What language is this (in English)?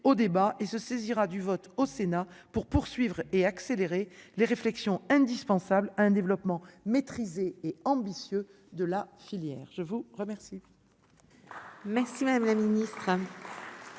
French